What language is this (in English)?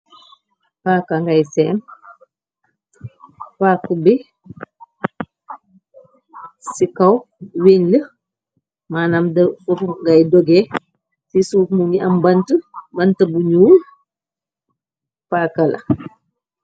Wolof